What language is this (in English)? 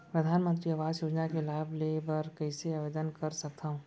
Chhattisgarhi